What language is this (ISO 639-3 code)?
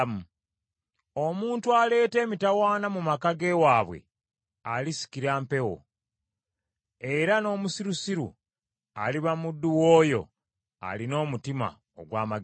lug